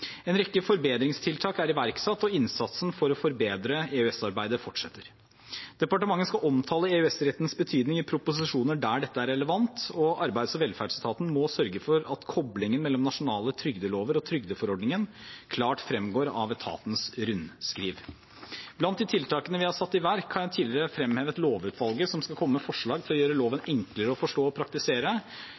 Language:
Norwegian Bokmål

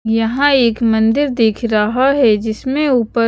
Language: Hindi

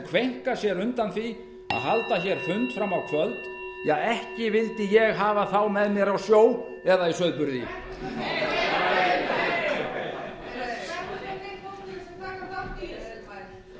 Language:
Icelandic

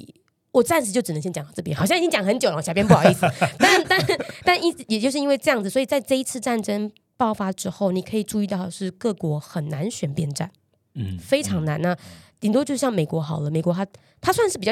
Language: Chinese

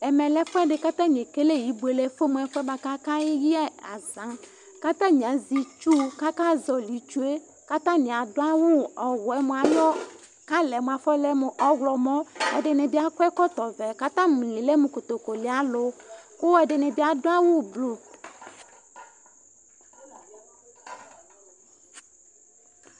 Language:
Ikposo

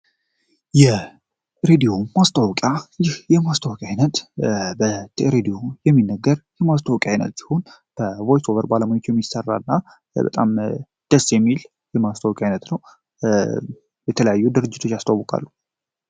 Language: Amharic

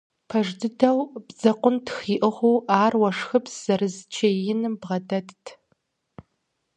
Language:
Kabardian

